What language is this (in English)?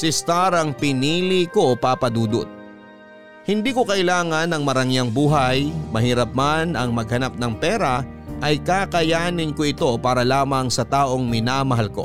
Filipino